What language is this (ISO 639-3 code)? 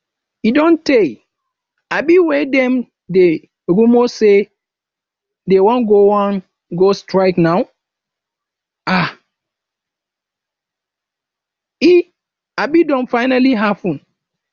pcm